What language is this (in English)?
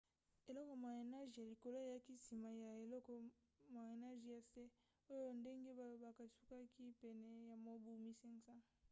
Lingala